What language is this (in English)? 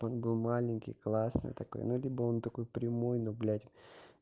Russian